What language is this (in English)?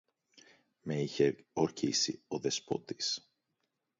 Greek